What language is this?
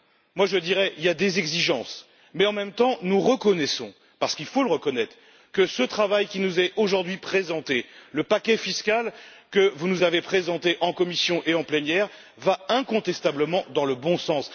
French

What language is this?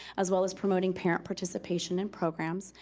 English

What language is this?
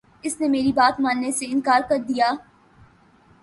Urdu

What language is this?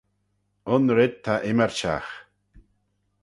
Manx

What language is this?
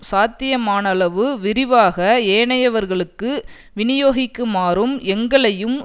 Tamil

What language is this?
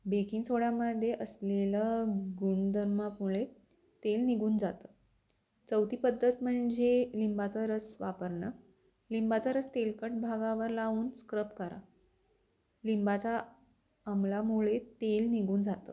Marathi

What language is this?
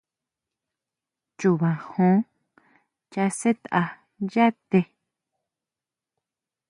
Huautla Mazatec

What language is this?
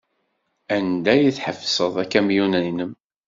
Kabyle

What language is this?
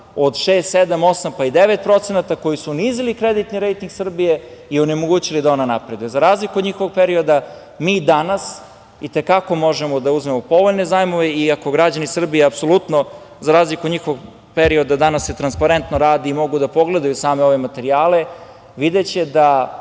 Serbian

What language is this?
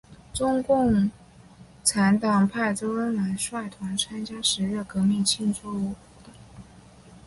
Chinese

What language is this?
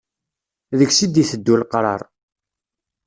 Kabyle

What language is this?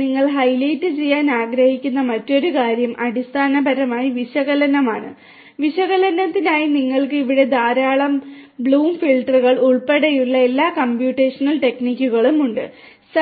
Malayalam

